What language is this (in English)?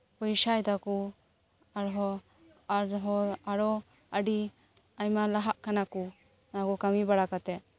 Santali